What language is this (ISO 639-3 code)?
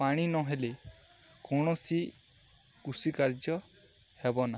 ori